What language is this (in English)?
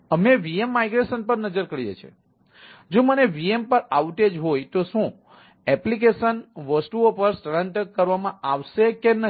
Gujarati